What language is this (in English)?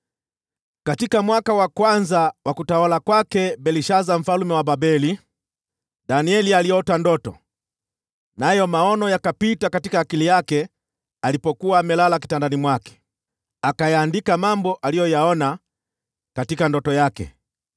Swahili